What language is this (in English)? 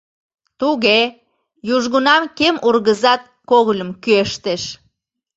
Mari